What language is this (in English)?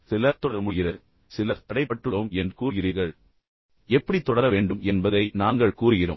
Tamil